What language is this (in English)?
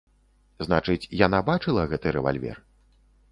Belarusian